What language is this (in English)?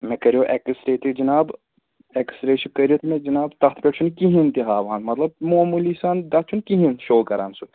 Kashmiri